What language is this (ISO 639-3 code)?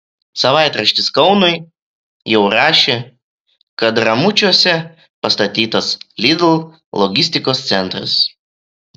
lit